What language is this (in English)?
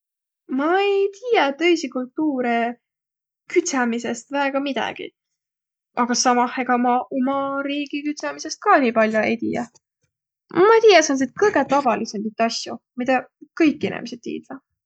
Võro